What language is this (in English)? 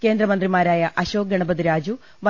Malayalam